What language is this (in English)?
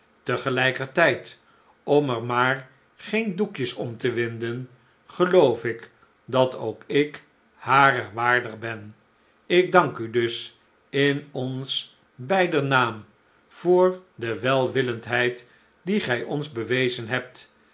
Dutch